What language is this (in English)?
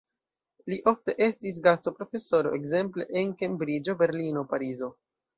Esperanto